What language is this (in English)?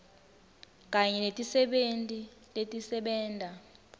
Swati